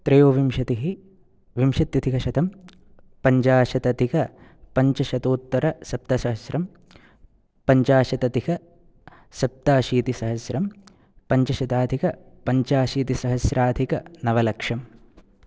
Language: Sanskrit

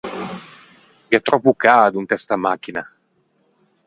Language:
Ligurian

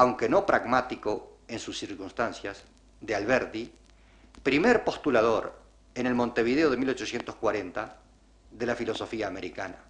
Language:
Spanish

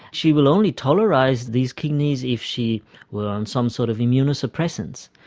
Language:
English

